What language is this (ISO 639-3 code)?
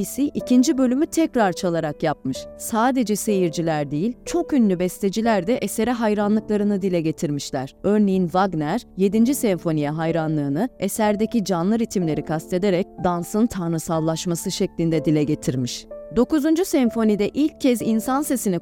tur